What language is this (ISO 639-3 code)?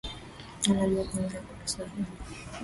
swa